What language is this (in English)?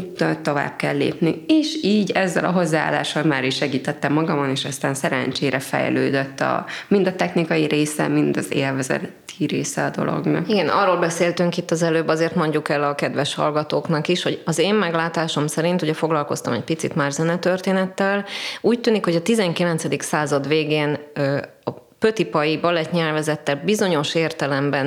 Hungarian